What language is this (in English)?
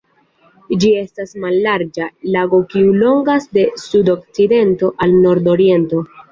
Esperanto